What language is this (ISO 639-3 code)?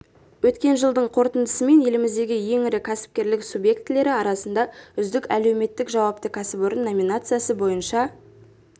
kaz